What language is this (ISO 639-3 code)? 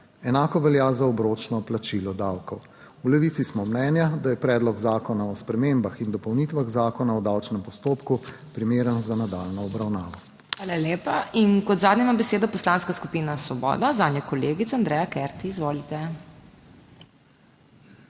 slv